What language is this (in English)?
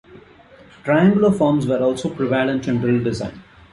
English